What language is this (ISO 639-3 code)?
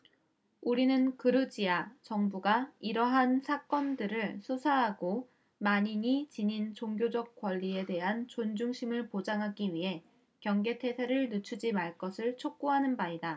kor